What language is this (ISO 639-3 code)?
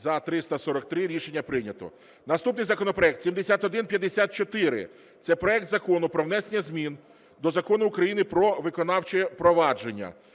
ukr